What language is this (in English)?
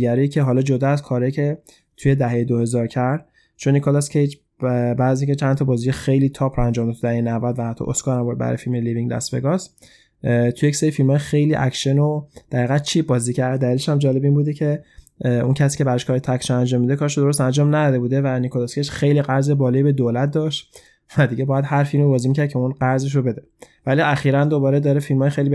Persian